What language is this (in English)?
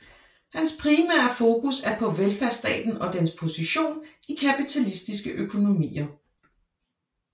Danish